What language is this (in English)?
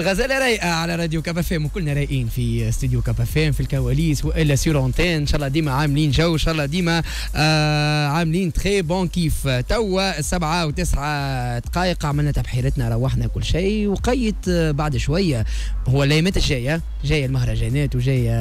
Arabic